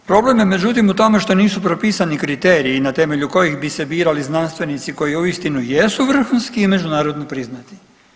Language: Croatian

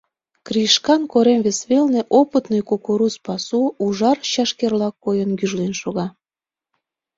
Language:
Mari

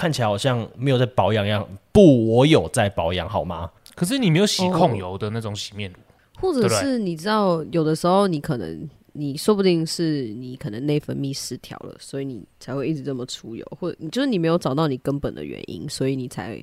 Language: Chinese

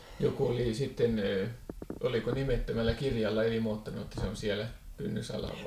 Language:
Finnish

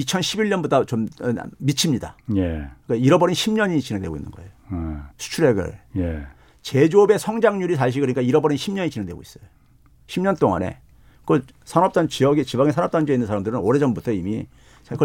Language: Korean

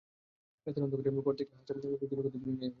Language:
Bangla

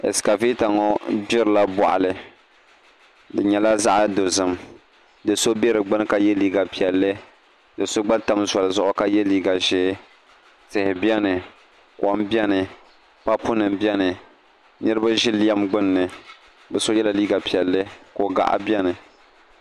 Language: Dagbani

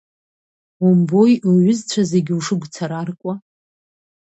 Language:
Abkhazian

